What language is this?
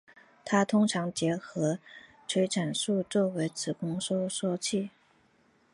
Chinese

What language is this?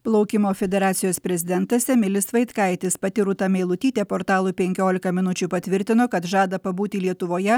Lithuanian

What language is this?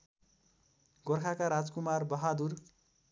Nepali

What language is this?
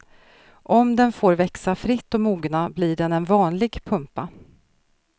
Swedish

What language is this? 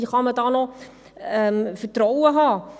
Swiss German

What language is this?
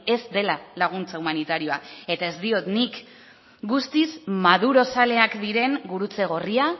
Basque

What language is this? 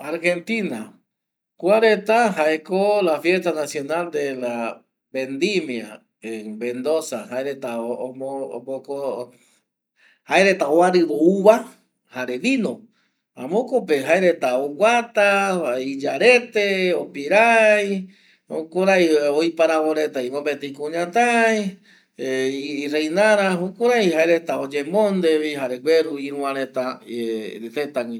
Eastern Bolivian Guaraní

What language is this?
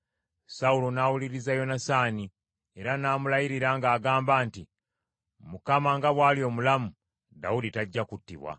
Ganda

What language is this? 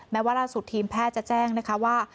Thai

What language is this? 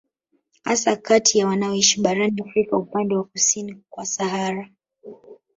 Swahili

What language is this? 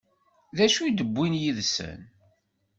Kabyle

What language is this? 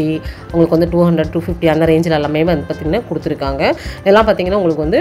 Romanian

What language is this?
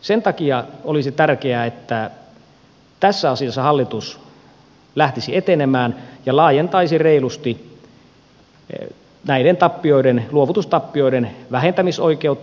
Finnish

